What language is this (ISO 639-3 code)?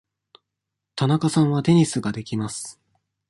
jpn